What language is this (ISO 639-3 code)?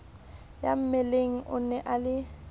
sot